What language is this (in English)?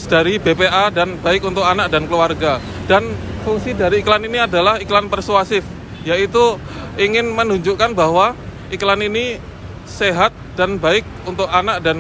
Indonesian